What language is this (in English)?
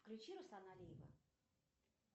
Russian